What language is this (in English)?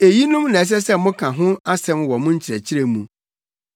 Akan